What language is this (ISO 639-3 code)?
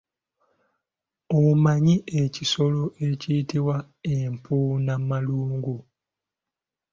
lug